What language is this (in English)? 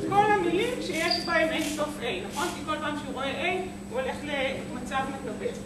Hebrew